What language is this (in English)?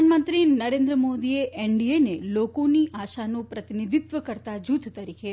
Gujarati